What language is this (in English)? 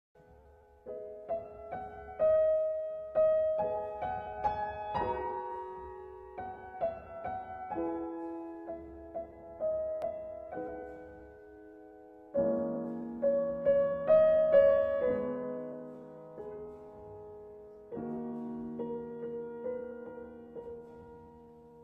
Turkish